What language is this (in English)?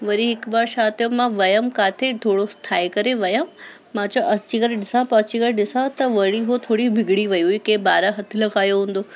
Sindhi